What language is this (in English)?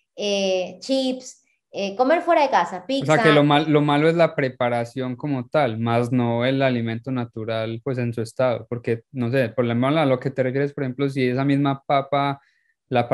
Spanish